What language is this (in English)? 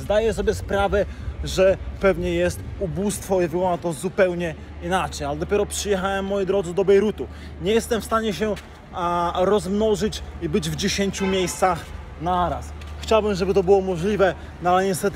Polish